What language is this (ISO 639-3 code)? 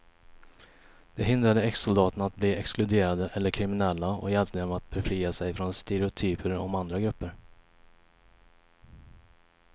swe